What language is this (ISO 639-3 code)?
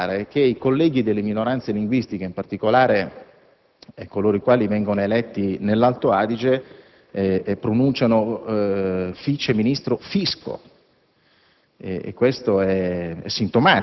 ita